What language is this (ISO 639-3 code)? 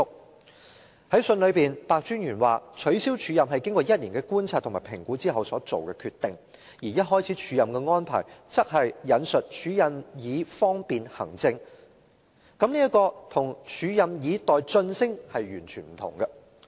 yue